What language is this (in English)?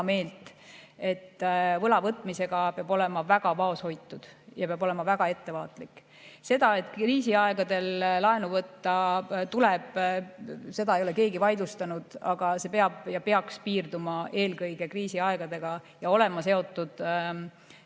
Estonian